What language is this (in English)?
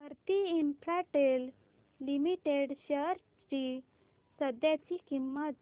Marathi